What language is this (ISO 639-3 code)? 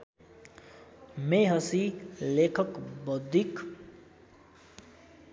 nep